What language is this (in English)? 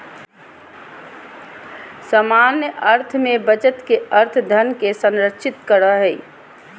Magahi